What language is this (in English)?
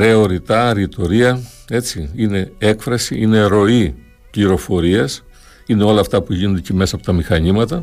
Greek